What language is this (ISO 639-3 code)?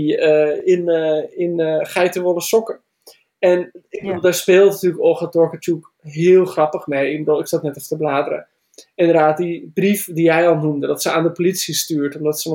nld